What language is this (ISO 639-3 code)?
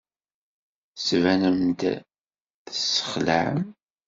kab